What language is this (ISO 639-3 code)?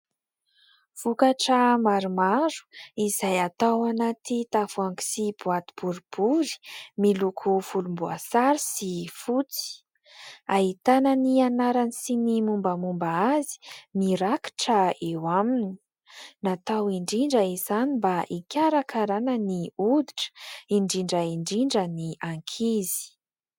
mlg